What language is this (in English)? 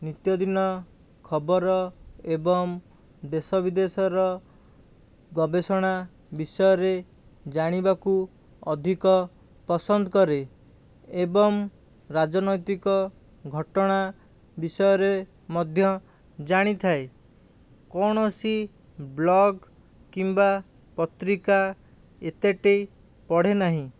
Odia